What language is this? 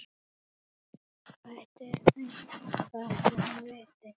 Icelandic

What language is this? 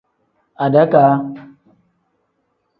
Tem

